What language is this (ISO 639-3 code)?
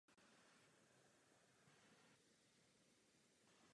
ces